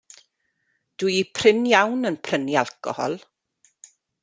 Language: Welsh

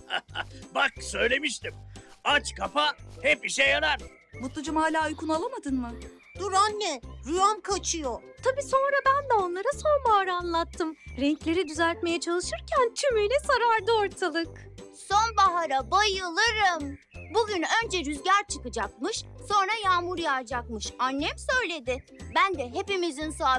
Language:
Turkish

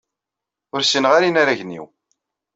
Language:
Kabyle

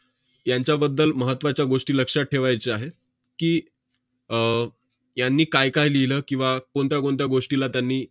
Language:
Marathi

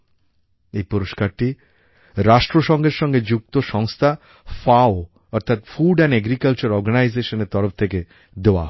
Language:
Bangla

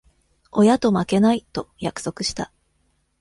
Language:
Japanese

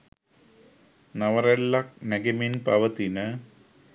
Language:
Sinhala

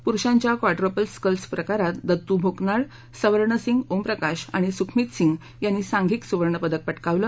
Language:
Marathi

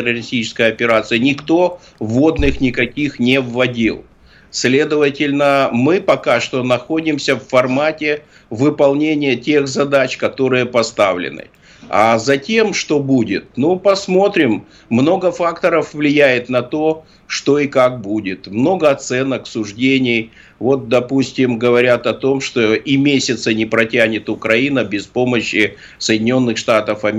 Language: Russian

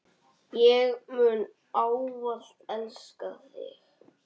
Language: Icelandic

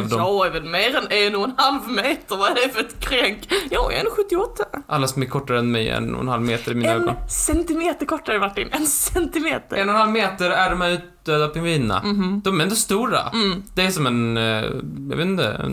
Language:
Swedish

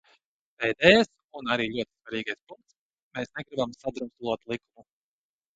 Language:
Latvian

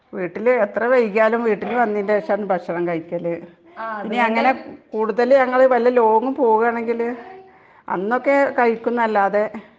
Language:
Malayalam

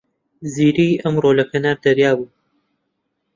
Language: Central Kurdish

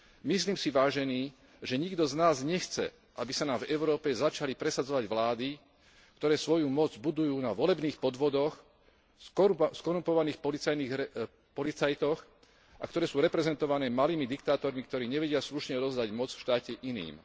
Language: Slovak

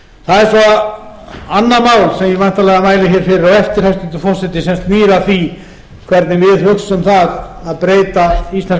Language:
Icelandic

